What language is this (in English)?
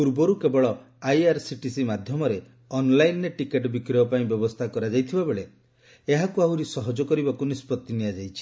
Odia